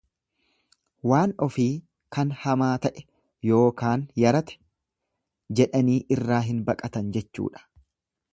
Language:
Oromo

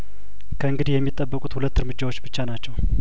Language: Amharic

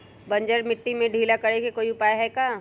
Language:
Magahi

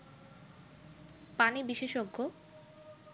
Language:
Bangla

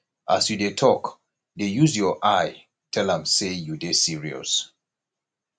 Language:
Nigerian Pidgin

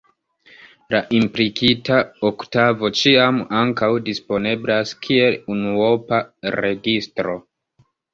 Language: Esperanto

